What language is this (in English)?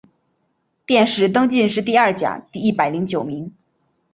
Chinese